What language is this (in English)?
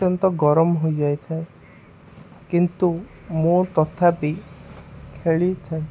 Odia